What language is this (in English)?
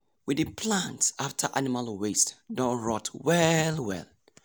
Nigerian Pidgin